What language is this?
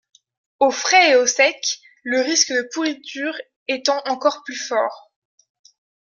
French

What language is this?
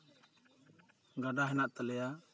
Santali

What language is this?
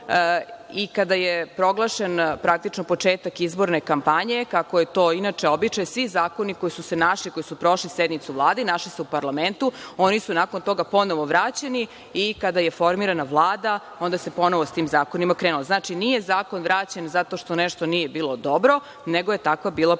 Serbian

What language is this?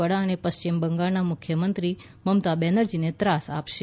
Gujarati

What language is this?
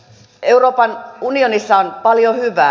Finnish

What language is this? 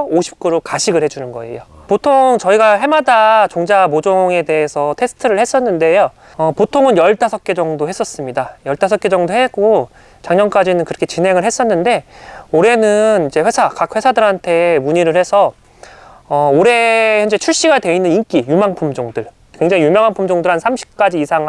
Korean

